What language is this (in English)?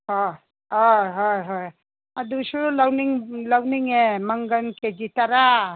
Manipuri